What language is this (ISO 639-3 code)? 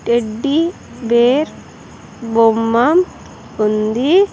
tel